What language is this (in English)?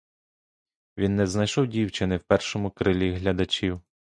Ukrainian